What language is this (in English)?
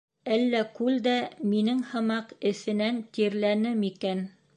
Bashkir